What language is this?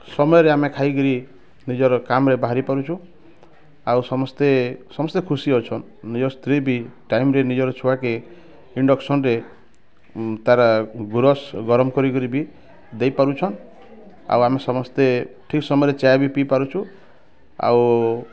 Odia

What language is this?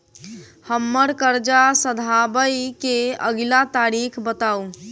Maithili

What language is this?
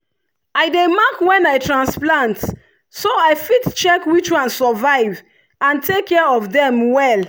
Nigerian Pidgin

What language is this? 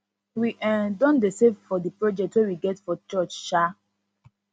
Nigerian Pidgin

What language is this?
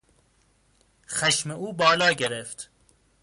Persian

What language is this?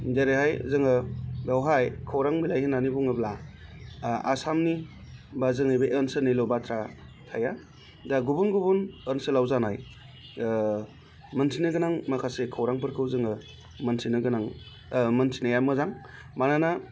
Bodo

